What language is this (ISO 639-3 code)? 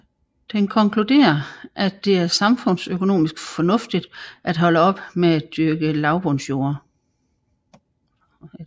dan